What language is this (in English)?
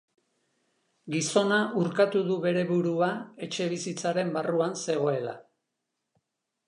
Basque